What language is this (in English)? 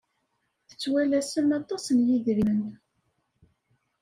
Kabyle